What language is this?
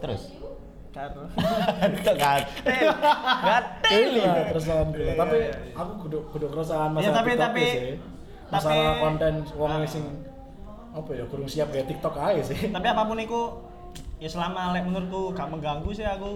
Indonesian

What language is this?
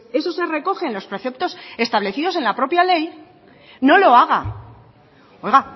Spanish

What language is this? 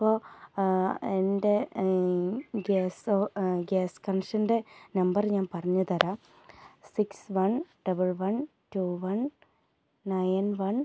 Malayalam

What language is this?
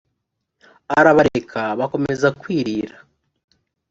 Kinyarwanda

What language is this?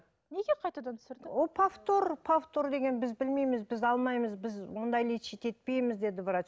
Kazakh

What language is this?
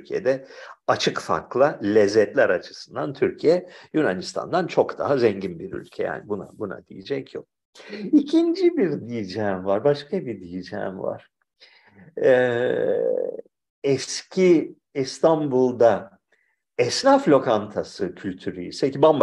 Turkish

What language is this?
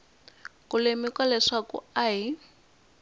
Tsonga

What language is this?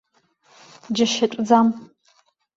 Abkhazian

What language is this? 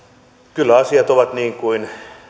Finnish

